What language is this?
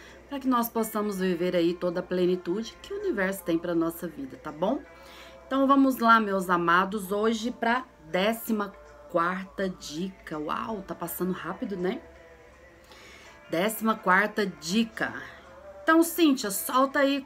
Portuguese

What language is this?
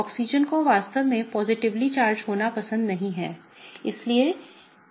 Hindi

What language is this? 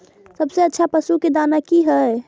Maithili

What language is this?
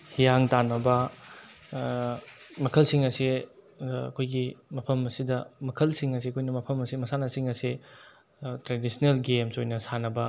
Manipuri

